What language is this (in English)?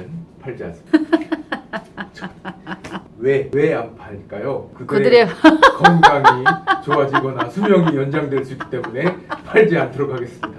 Korean